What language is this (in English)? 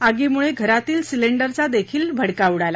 Marathi